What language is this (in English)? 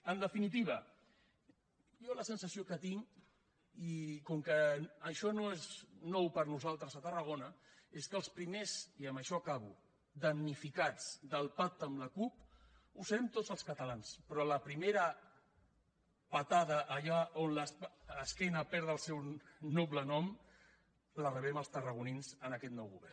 Catalan